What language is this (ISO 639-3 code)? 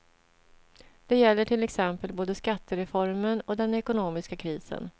swe